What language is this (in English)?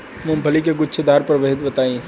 Bhojpuri